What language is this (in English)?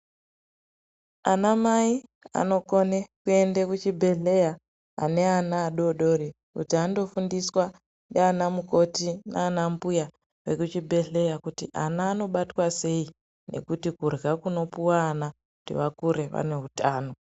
Ndau